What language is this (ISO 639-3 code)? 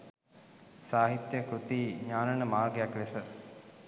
sin